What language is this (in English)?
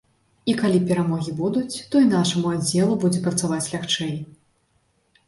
Belarusian